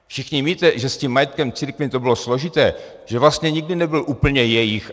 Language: Czech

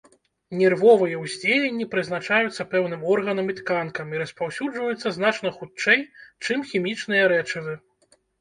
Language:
Belarusian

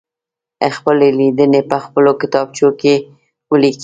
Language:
Pashto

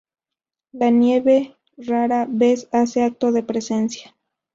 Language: Spanish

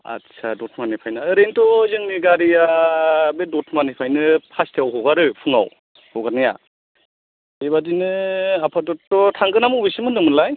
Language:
Bodo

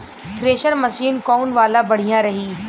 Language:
Bhojpuri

